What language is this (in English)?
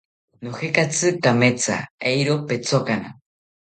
South Ucayali Ashéninka